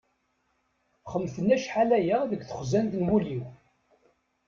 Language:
Kabyle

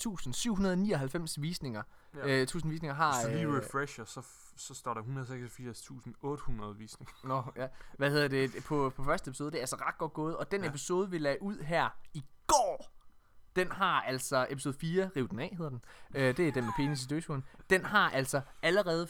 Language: Danish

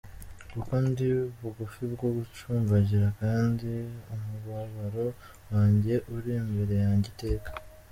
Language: Kinyarwanda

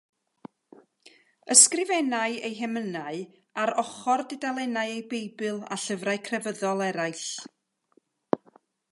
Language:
Welsh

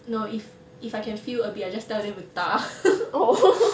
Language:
English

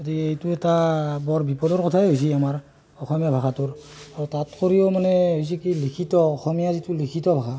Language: Assamese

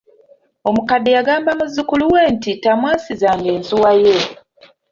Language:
Ganda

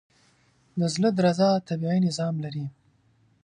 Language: Pashto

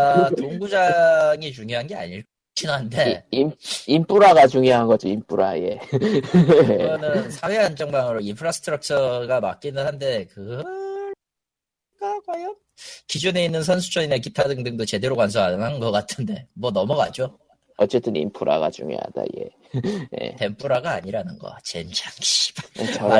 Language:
Korean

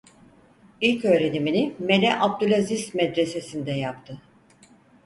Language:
Turkish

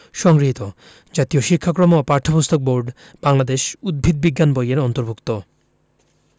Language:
Bangla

